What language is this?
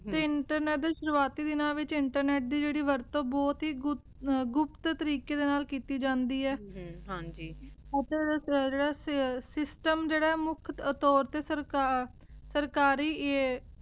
Punjabi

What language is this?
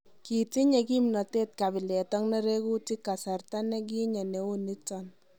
Kalenjin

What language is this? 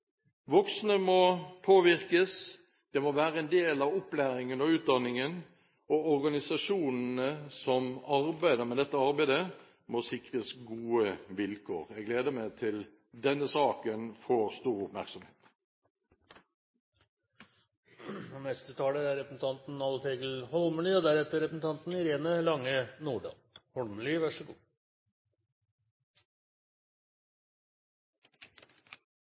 Norwegian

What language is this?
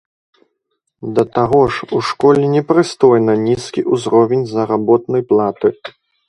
Belarusian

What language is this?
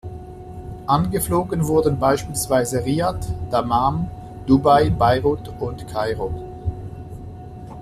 German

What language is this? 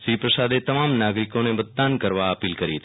Gujarati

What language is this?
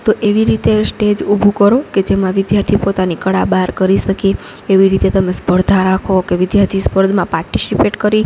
Gujarati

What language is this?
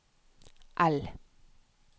Norwegian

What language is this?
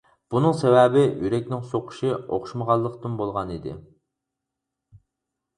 Uyghur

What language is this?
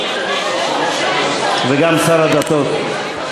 Hebrew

